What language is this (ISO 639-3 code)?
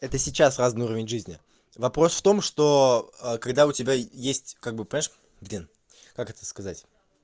rus